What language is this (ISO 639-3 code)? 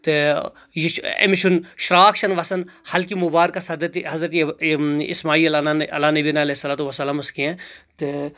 kas